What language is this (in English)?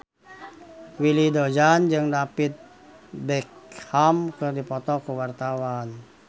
Sundanese